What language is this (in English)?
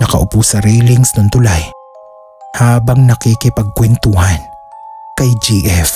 Filipino